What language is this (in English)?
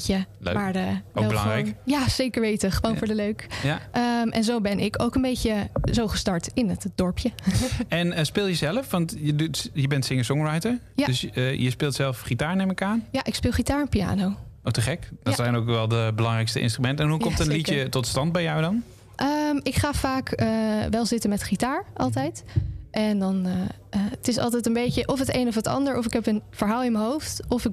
Dutch